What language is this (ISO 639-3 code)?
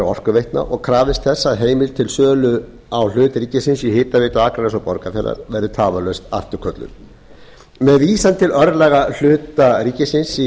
isl